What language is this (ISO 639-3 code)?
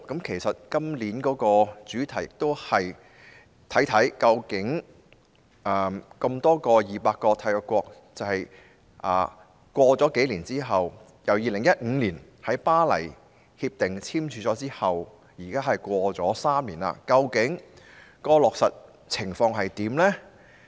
yue